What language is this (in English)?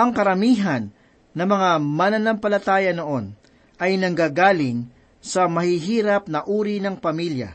Filipino